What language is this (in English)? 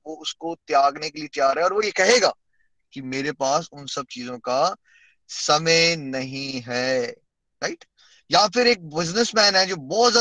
Hindi